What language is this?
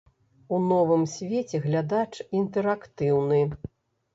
Belarusian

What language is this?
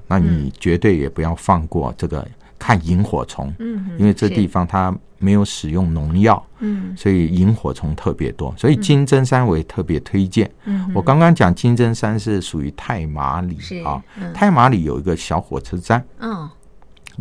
Chinese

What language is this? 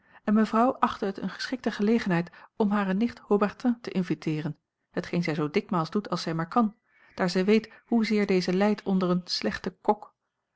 Dutch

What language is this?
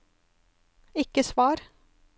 Norwegian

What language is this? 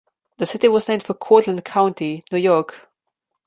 English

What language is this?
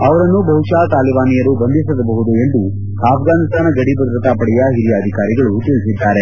Kannada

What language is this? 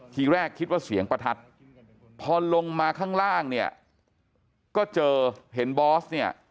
Thai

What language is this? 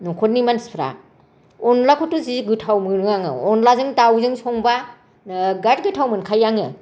Bodo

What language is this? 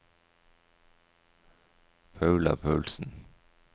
Norwegian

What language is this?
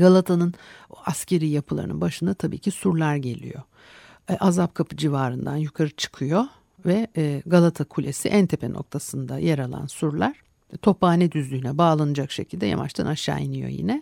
Turkish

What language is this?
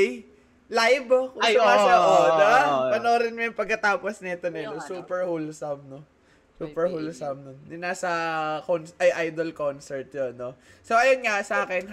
Filipino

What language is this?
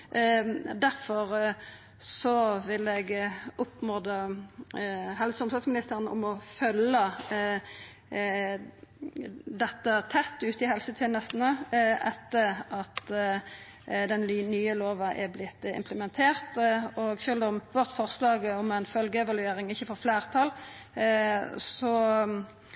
Norwegian Nynorsk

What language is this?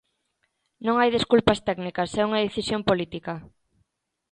Galician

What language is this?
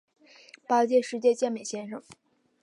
Chinese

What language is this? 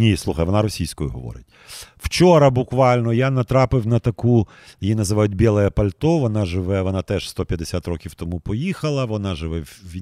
Ukrainian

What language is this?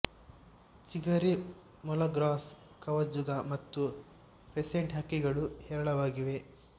Kannada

